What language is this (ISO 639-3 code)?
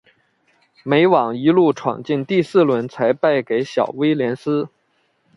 zho